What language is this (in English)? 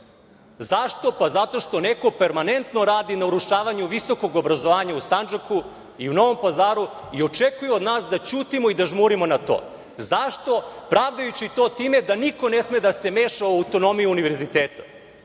Serbian